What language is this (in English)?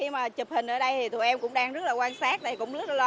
Vietnamese